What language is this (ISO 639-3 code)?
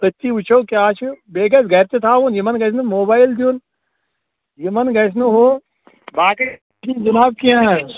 kas